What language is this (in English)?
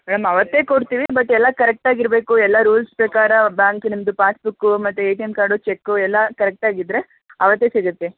Kannada